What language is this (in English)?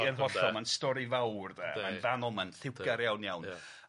Welsh